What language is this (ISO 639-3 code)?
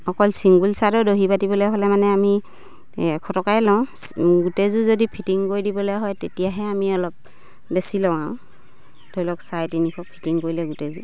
asm